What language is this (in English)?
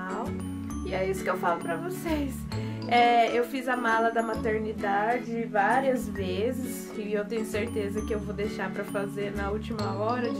Portuguese